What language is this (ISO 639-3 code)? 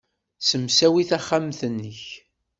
kab